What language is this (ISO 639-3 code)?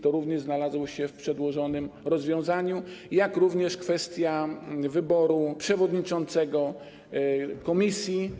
pol